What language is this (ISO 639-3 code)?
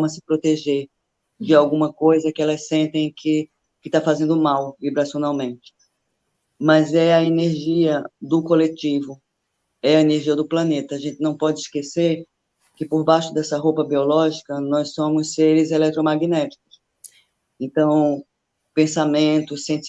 por